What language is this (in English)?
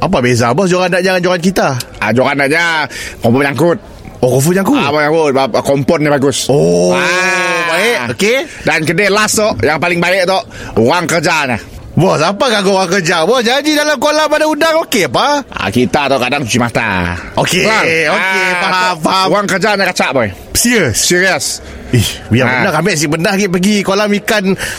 Malay